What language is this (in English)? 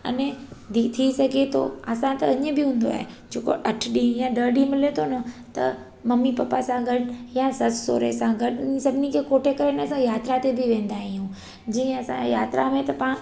Sindhi